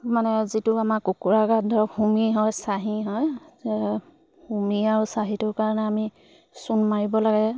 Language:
Assamese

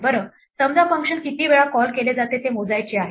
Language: Marathi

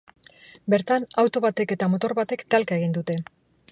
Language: Basque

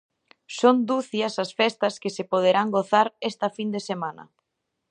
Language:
Galician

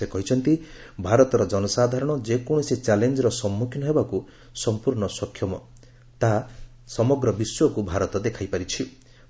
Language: Odia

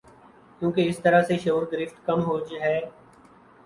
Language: Urdu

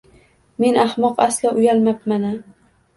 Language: Uzbek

